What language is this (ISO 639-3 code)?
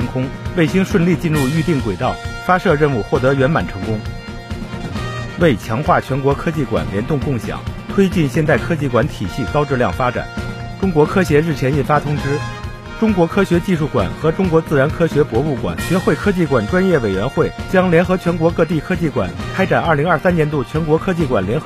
zho